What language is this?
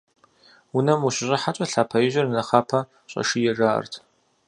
Kabardian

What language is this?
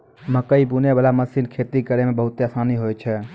Maithili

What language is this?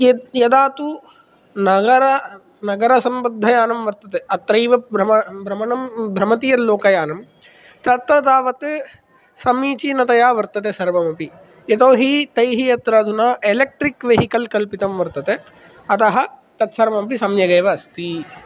Sanskrit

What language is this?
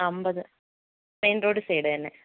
Malayalam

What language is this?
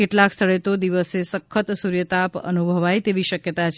Gujarati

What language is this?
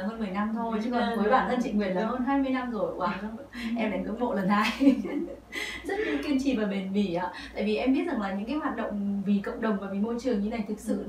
Vietnamese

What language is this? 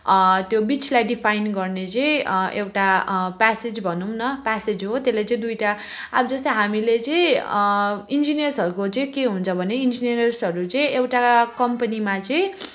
Nepali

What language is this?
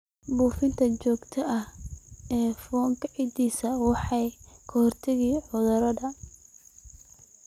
Somali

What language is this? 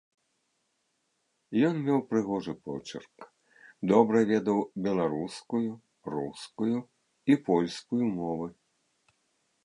Belarusian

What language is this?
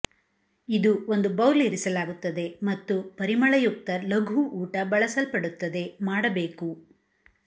Kannada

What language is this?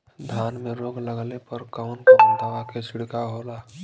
Bhojpuri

